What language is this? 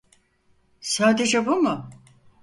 Turkish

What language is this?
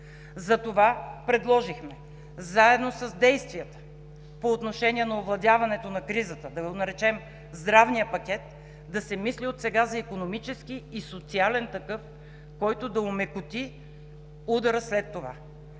Bulgarian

